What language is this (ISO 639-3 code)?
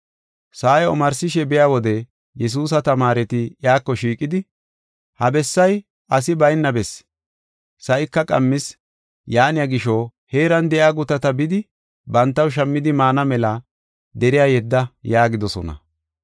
gof